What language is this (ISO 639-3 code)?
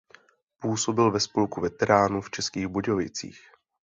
ces